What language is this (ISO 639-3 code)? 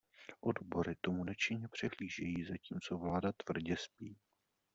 ces